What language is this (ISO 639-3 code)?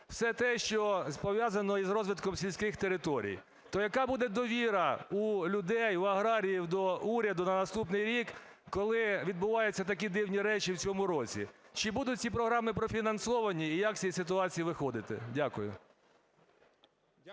ukr